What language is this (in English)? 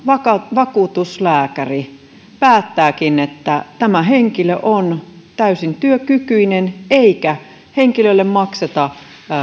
Finnish